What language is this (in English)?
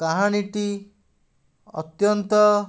Odia